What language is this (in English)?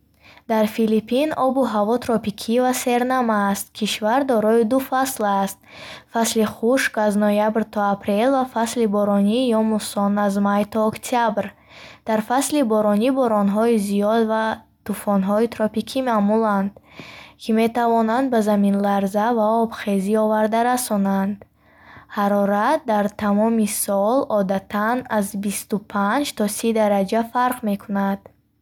Bukharic